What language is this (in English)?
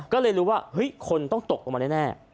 Thai